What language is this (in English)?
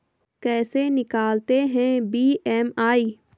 Hindi